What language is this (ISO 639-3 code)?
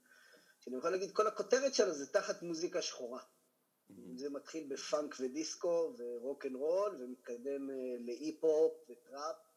heb